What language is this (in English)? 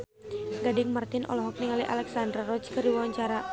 Sundanese